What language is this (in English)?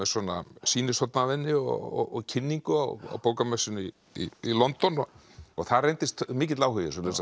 Icelandic